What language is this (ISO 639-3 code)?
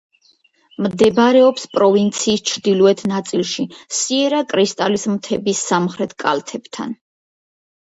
kat